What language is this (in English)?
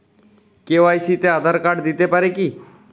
Bangla